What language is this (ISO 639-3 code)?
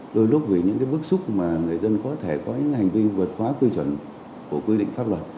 vie